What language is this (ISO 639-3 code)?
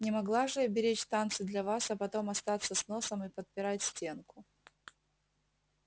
rus